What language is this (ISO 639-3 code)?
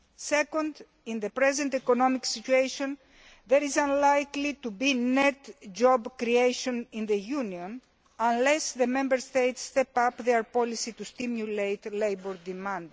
eng